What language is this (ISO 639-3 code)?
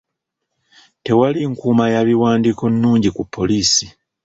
lug